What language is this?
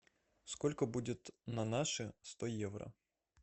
Russian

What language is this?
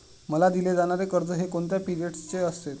Marathi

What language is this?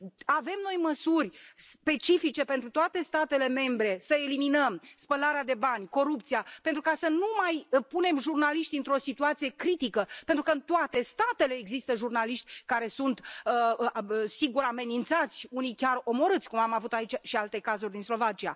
Romanian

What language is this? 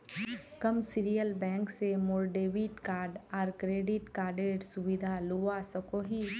Magahi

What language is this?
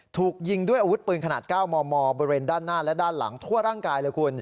Thai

